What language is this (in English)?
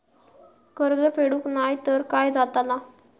Marathi